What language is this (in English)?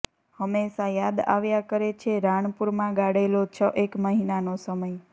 Gujarati